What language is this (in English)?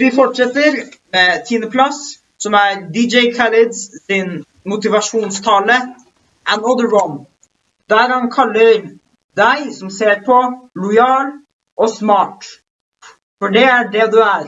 Norwegian